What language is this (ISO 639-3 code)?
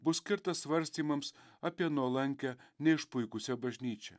lit